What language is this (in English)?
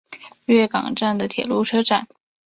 Chinese